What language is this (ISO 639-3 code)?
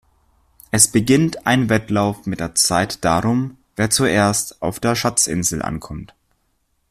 deu